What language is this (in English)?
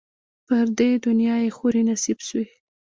Pashto